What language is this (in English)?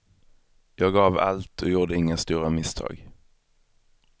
Swedish